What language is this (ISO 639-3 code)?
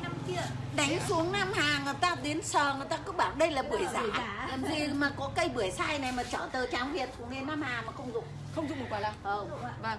vie